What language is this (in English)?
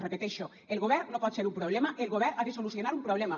Catalan